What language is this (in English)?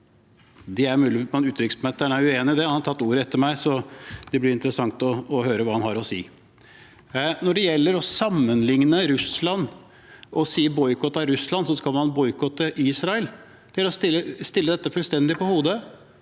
Norwegian